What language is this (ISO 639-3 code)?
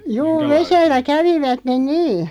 fin